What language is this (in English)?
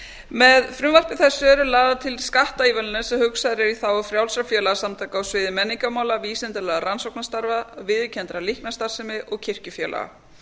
Icelandic